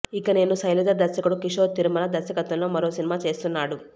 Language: Telugu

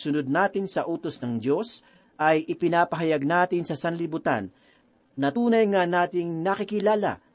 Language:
Filipino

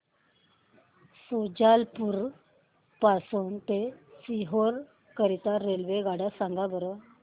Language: Marathi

